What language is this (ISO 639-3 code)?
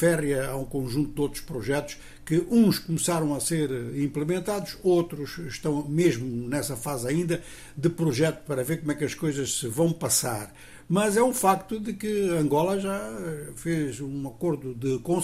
por